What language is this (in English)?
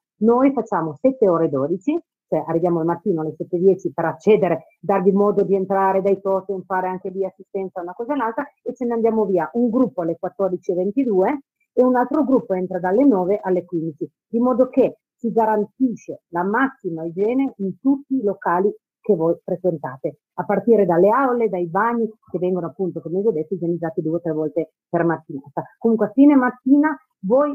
Italian